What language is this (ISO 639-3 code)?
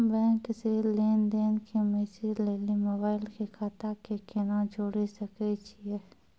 mai